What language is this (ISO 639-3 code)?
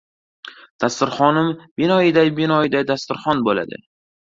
uzb